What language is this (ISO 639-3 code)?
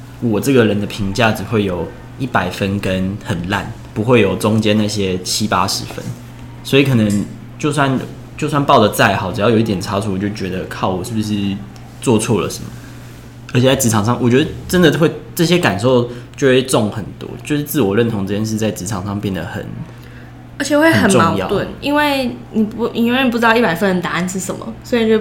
zho